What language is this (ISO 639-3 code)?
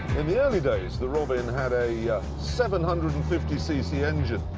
eng